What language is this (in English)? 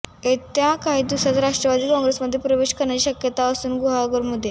Marathi